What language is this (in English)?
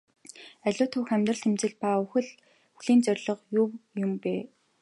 Mongolian